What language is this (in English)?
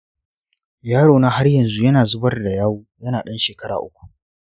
Hausa